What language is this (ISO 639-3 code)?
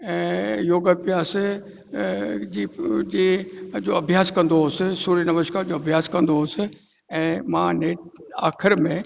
snd